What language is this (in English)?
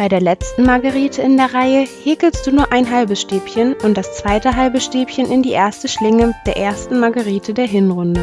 German